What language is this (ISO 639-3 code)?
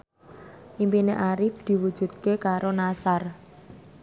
jav